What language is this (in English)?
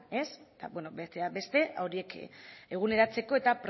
Basque